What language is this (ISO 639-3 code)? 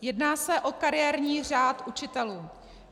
ces